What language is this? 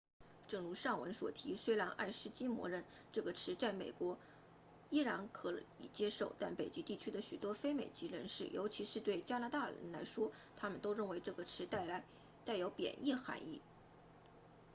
Chinese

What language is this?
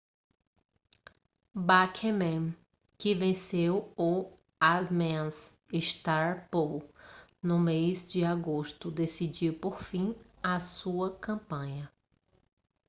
Portuguese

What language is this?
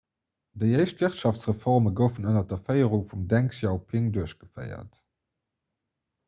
Luxembourgish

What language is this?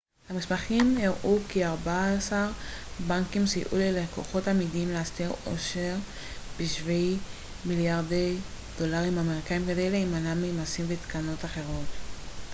Hebrew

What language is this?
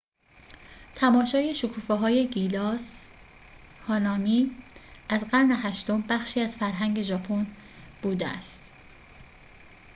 Persian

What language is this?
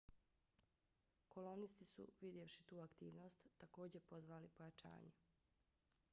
Bosnian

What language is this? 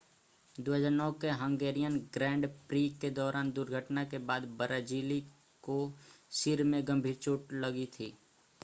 Hindi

